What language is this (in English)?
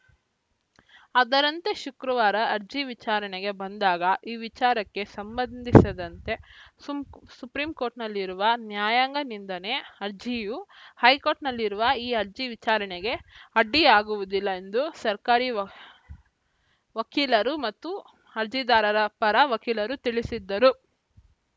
Kannada